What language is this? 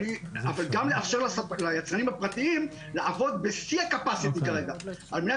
Hebrew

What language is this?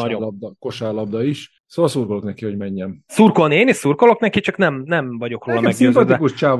Hungarian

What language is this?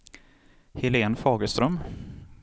Swedish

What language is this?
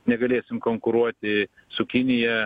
Lithuanian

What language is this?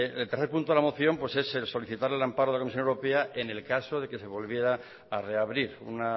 Spanish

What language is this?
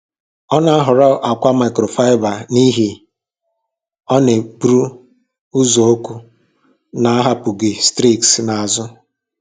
Igbo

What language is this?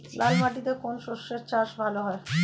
Bangla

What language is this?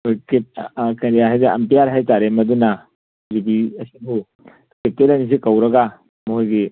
Manipuri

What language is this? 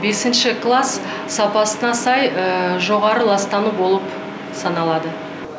Kazakh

